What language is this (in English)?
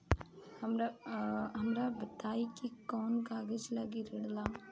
Bhojpuri